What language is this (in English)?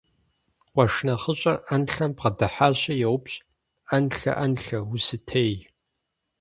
Kabardian